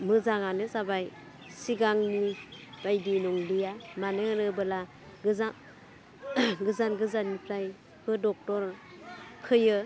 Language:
Bodo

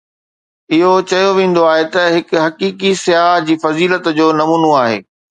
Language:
Sindhi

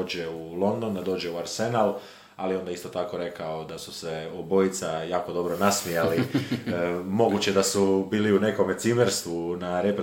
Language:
Croatian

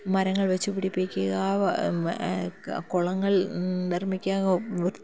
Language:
Malayalam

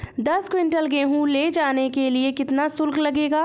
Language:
Hindi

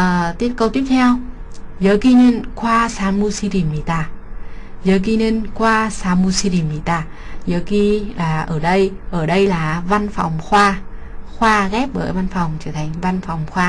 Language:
Vietnamese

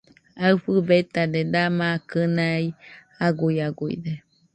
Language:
Nüpode Huitoto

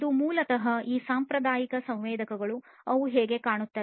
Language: Kannada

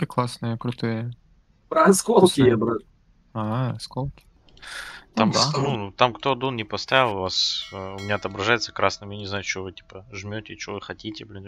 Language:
Russian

